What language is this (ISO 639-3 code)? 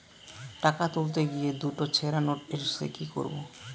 ben